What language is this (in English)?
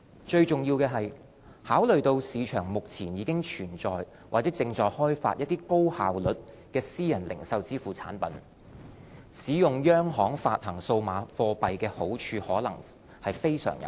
Cantonese